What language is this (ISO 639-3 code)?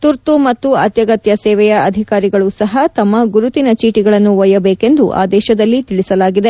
kan